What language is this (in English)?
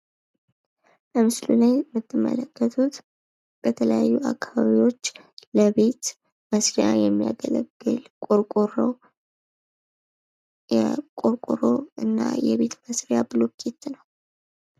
Amharic